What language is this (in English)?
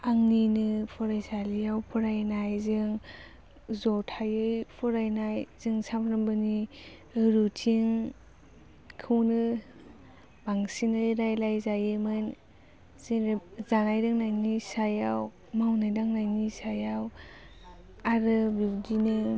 Bodo